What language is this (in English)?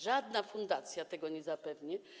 Polish